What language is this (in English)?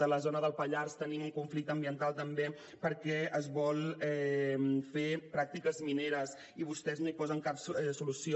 Catalan